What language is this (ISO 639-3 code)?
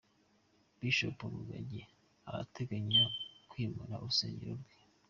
kin